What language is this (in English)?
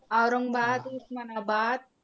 Marathi